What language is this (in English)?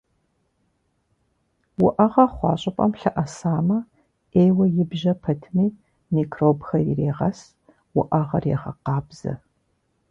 Kabardian